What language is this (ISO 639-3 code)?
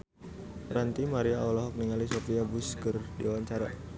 sun